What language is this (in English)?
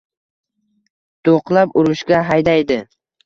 Uzbek